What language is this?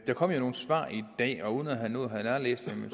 Danish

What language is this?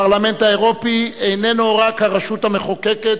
Hebrew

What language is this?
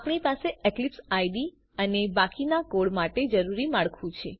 Gujarati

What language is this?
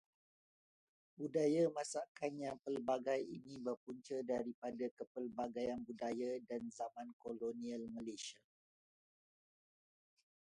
Malay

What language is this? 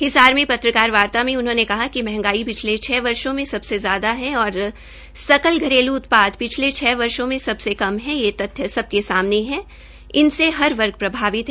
Hindi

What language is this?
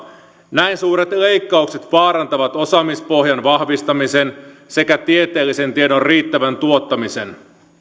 Finnish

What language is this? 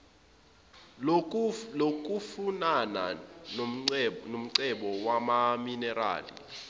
Zulu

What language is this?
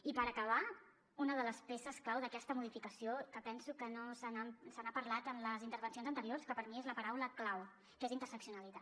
Catalan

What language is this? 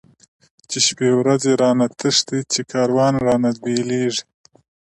Pashto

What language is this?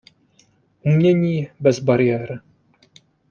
Czech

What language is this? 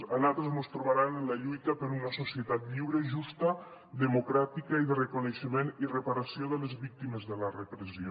Catalan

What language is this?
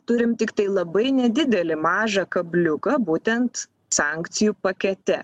Lithuanian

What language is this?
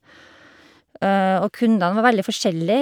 Norwegian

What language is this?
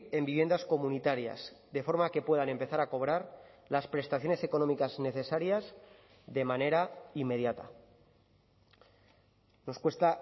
Spanish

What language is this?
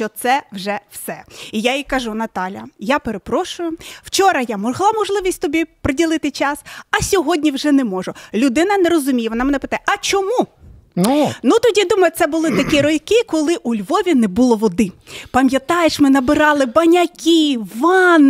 Ukrainian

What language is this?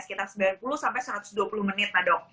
Indonesian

